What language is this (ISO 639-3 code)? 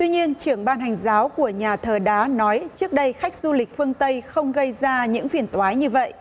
vie